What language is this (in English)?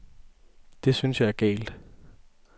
Danish